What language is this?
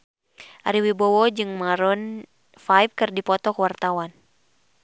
Sundanese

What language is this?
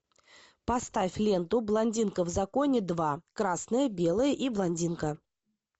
Russian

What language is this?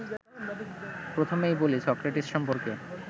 Bangla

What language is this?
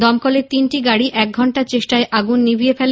Bangla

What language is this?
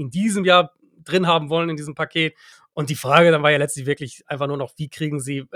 German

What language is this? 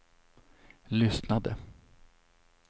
Swedish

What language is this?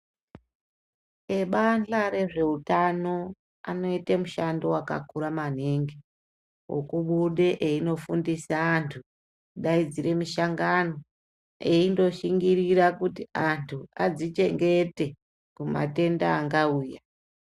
Ndau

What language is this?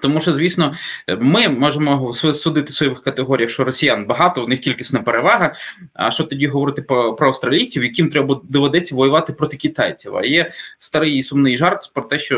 Ukrainian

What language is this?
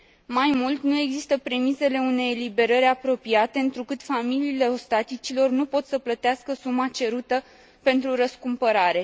Romanian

